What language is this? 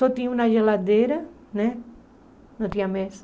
Portuguese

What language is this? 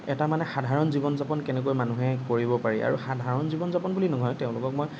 Assamese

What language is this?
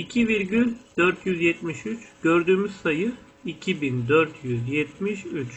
Turkish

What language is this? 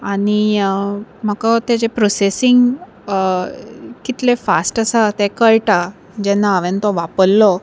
Konkani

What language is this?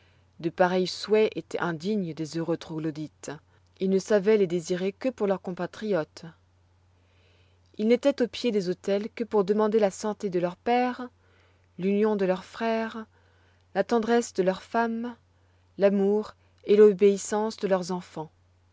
French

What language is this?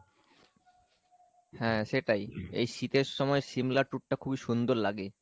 Bangla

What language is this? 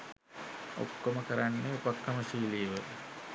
Sinhala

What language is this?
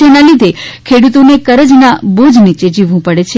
Gujarati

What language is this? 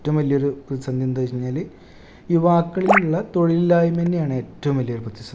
Malayalam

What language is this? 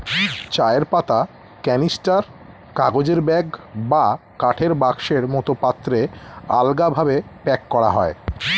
Bangla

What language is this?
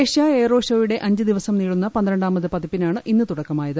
Malayalam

